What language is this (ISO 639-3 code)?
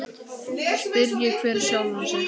isl